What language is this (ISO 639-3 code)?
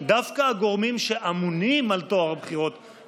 heb